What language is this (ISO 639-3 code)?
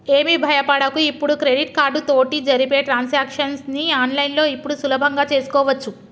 tel